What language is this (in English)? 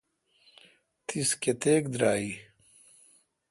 Kalkoti